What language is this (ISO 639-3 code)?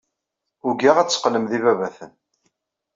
kab